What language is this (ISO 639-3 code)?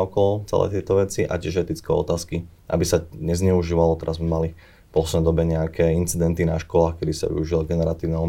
slk